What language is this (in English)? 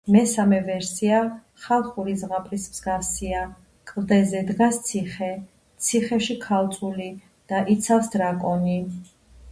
Georgian